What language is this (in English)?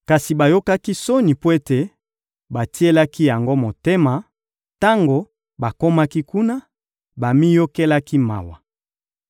Lingala